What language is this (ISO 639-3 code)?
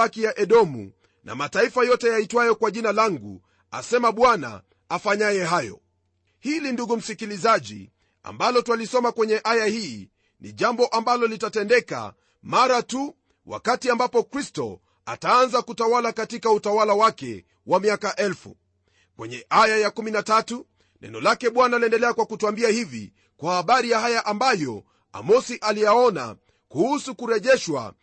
swa